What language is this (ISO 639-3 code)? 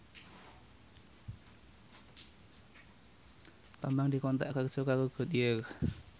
jav